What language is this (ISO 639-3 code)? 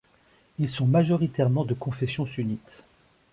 fra